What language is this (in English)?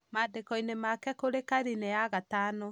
Kikuyu